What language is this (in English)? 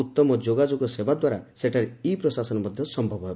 Odia